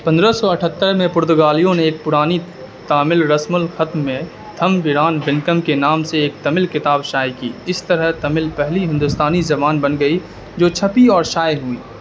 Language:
Urdu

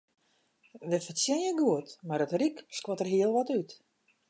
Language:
Western Frisian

